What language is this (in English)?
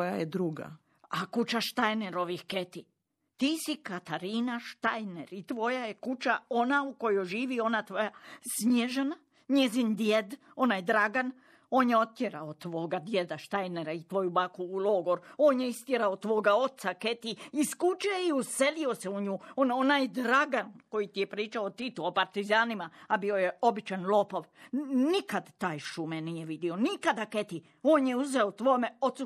Croatian